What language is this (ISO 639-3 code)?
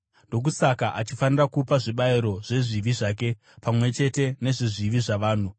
sna